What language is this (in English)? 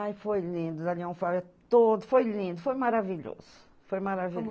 Portuguese